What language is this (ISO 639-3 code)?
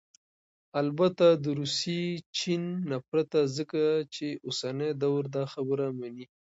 pus